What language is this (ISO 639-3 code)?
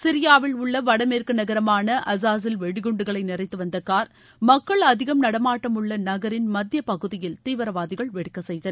tam